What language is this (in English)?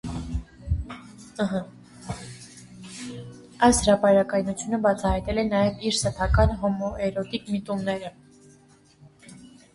Armenian